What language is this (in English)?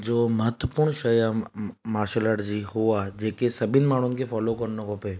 Sindhi